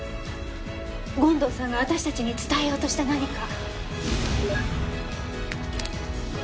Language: Japanese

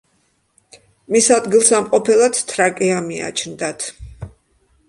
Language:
Georgian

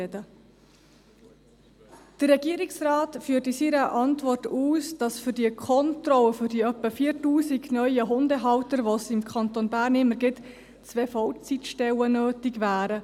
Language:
Swiss German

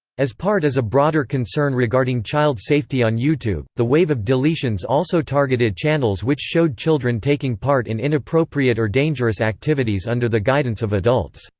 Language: English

